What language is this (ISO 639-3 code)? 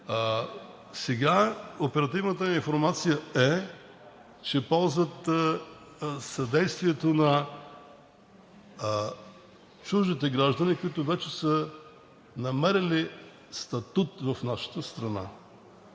bul